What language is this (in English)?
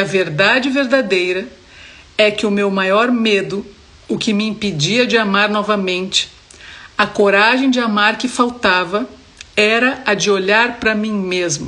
Portuguese